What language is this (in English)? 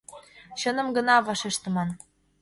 Mari